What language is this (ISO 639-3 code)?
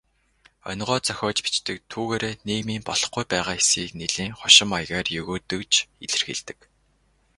mon